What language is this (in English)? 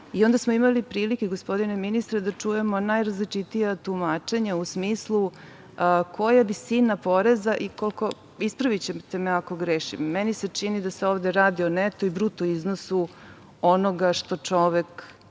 Serbian